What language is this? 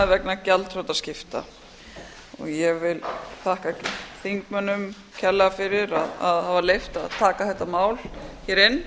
Icelandic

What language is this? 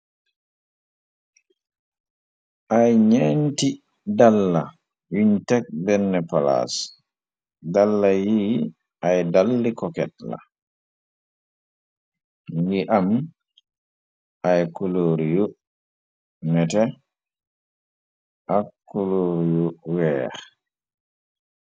Wolof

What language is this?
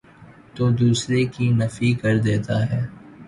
Urdu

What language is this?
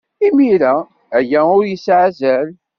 Kabyle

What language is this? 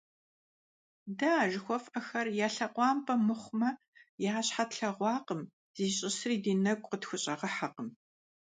Kabardian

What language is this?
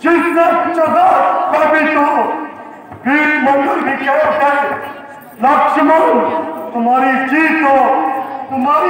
Arabic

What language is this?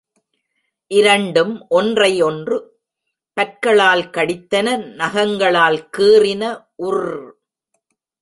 Tamil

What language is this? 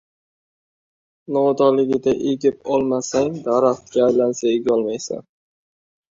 Uzbek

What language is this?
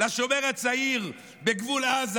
Hebrew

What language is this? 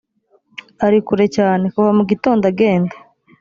Kinyarwanda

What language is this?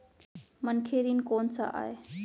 Chhattisgarhi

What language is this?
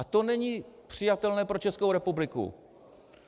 Czech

